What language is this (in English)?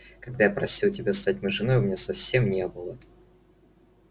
Russian